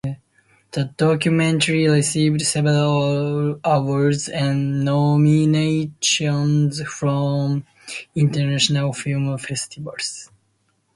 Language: English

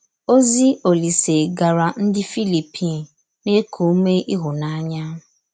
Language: Igbo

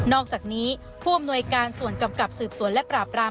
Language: Thai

